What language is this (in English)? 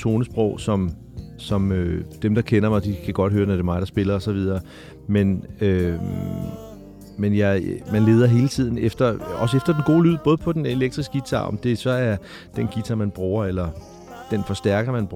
Danish